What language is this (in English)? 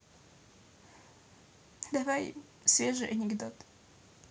Russian